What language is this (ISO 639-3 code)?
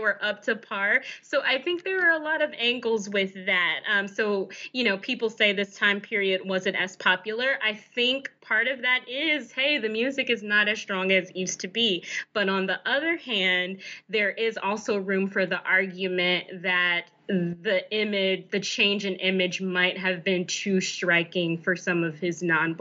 eng